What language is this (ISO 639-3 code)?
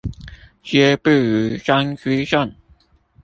zho